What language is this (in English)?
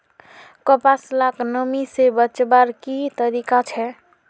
Magahi